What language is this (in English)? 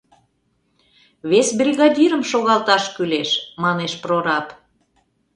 Mari